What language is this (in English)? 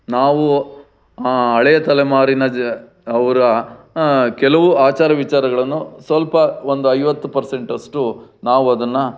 Kannada